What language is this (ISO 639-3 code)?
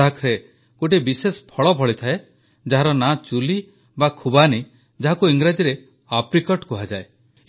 ori